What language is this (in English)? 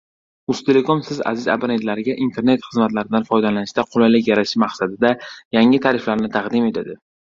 Uzbek